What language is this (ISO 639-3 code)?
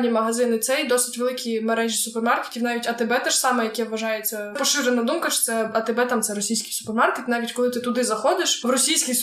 ukr